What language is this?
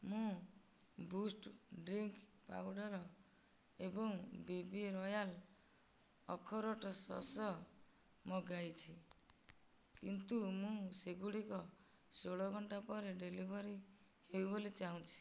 Odia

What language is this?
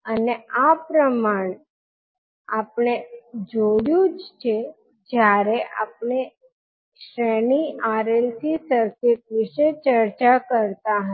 Gujarati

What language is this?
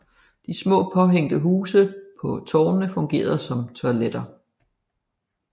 Danish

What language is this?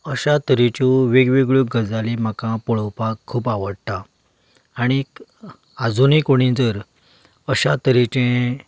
Konkani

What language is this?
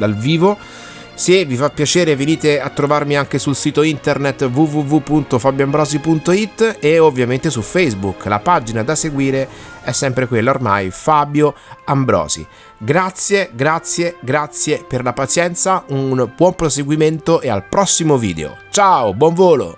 Italian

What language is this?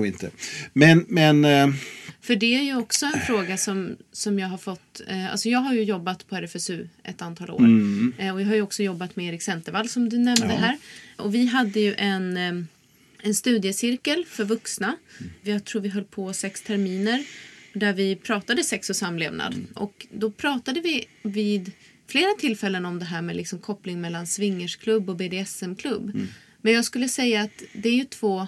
Swedish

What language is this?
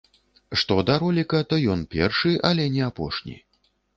Belarusian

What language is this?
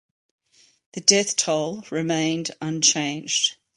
English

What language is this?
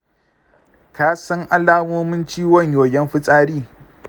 Hausa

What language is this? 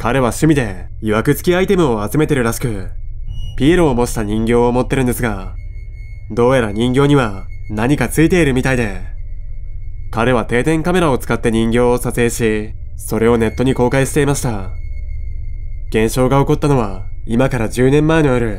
Japanese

